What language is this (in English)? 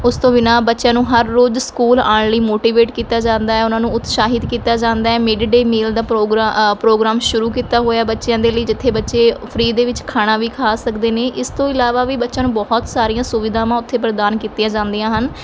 Punjabi